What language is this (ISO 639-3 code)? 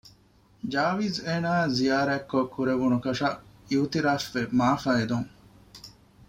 div